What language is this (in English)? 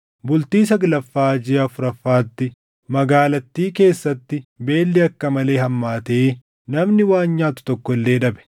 Oromo